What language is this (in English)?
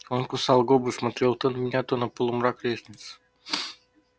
Russian